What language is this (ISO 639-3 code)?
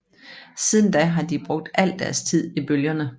dan